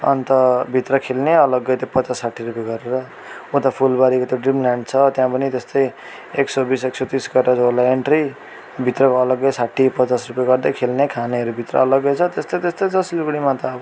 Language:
Nepali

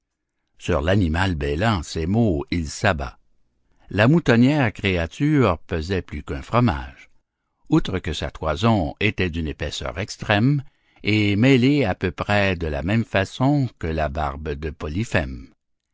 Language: French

